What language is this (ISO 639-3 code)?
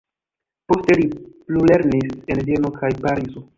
epo